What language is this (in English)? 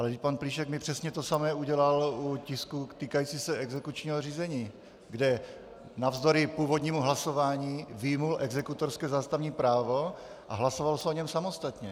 Czech